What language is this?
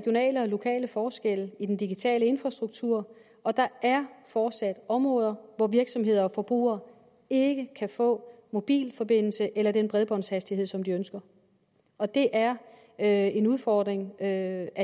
Danish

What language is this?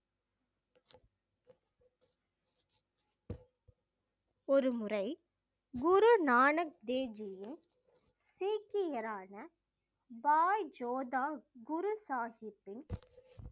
Tamil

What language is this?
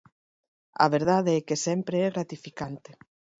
Galician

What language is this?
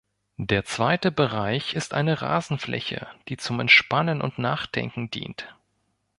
German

